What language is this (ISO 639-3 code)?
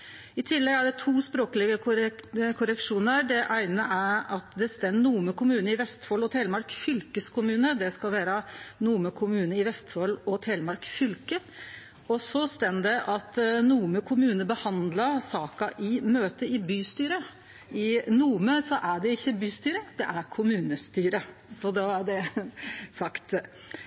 nno